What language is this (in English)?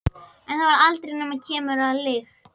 Icelandic